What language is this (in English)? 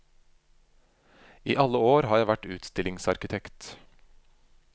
Norwegian